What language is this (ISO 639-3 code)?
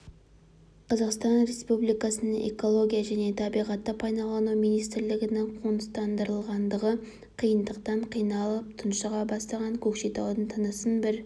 kaz